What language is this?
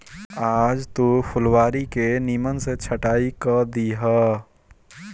Bhojpuri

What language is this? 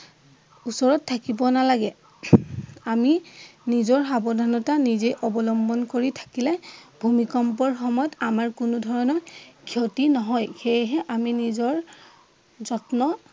Assamese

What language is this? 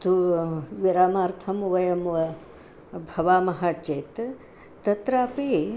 Sanskrit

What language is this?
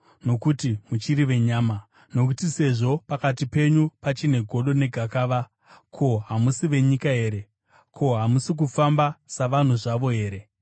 Shona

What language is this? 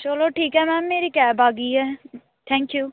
Punjabi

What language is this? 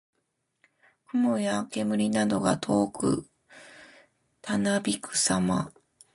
Japanese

